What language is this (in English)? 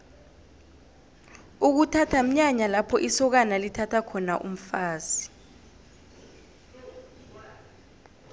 South Ndebele